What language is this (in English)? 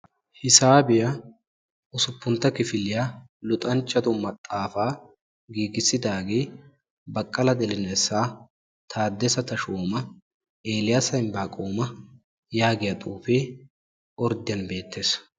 Wolaytta